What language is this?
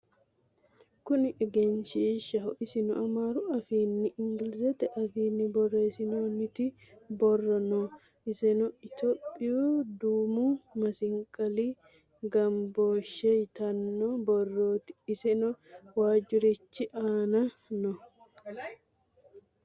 Sidamo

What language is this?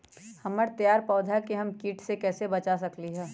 Magahi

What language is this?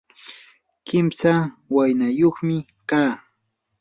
Yanahuanca Pasco Quechua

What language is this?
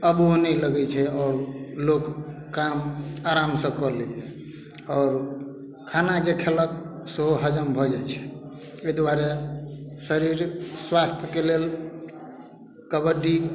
Maithili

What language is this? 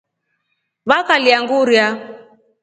Rombo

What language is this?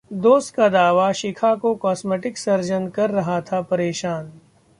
Hindi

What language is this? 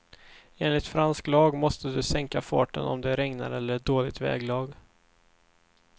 Swedish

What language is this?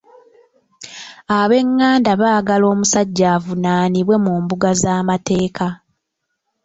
Ganda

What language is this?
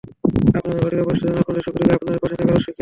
Bangla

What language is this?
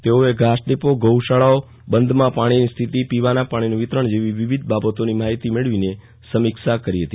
Gujarati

